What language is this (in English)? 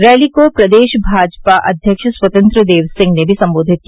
Hindi